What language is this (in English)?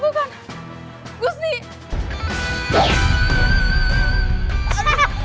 Indonesian